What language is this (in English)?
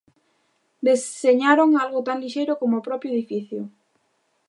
Galician